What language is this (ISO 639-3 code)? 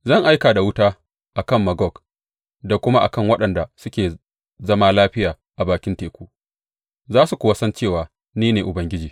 hau